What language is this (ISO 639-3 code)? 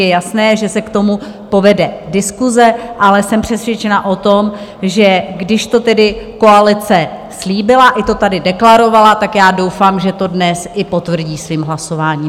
ces